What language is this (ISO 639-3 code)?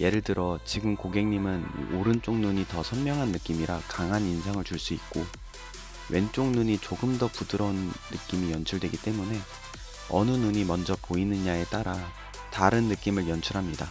kor